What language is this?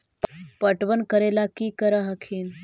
Magahi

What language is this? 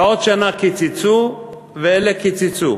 Hebrew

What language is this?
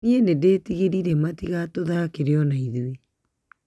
Kikuyu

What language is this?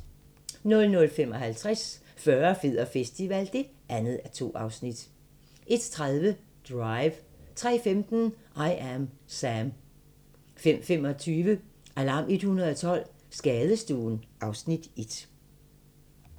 Danish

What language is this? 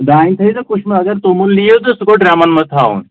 Kashmiri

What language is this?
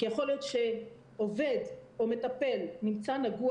Hebrew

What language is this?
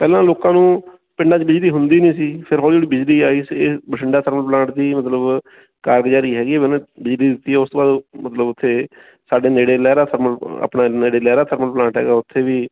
Punjabi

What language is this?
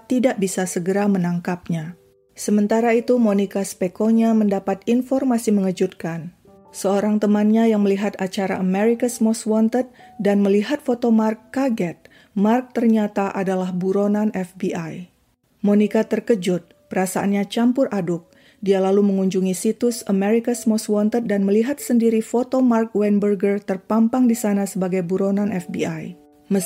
Indonesian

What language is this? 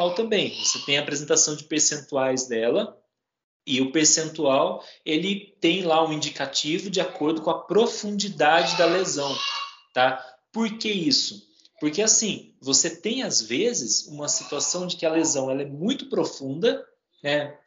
Portuguese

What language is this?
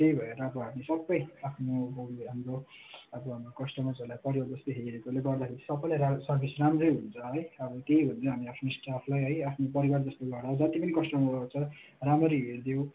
Nepali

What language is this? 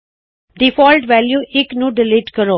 Punjabi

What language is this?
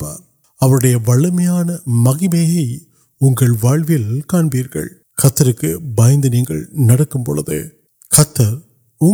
Urdu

